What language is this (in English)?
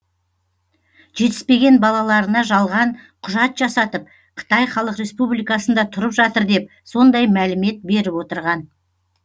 Kazakh